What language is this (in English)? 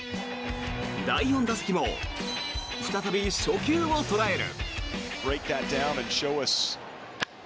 Japanese